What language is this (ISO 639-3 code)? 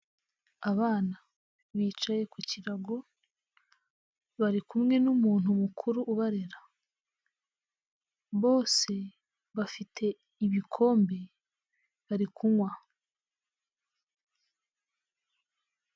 kin